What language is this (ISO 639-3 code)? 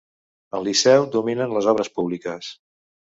cat